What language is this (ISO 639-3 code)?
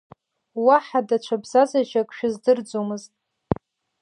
abk